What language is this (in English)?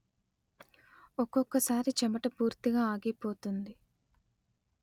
Telugu